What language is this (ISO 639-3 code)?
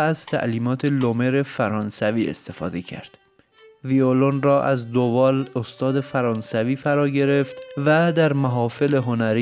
fas